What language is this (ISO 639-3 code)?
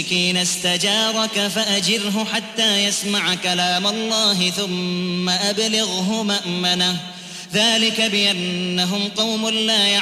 ara